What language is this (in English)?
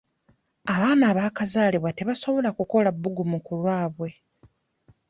Ganda